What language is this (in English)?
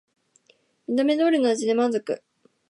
Japanese